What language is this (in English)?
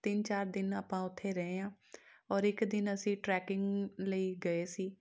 Punjabi